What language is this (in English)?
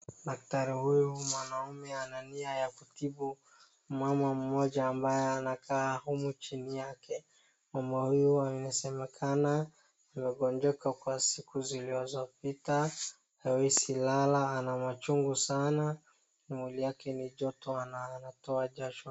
Swahili